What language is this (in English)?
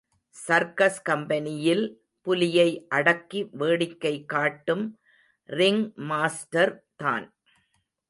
Tamil